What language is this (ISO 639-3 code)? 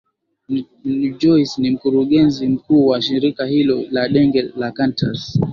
swa